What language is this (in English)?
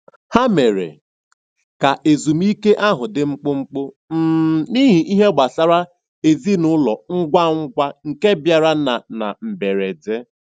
Igbo